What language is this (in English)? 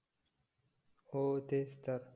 Marathi